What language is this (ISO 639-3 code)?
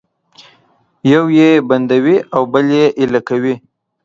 pus